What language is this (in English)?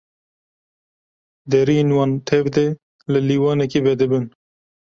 Kurdish